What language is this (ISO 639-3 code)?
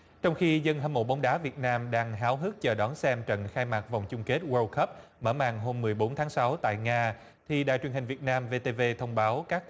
vie